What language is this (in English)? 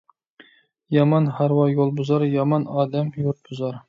Uyghur